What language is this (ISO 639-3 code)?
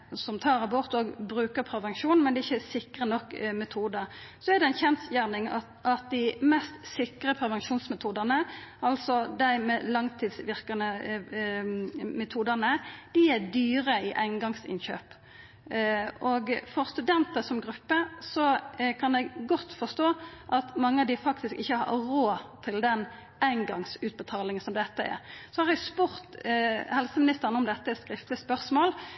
nno